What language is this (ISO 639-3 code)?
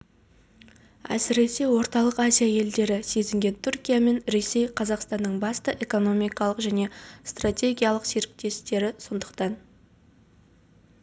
kaz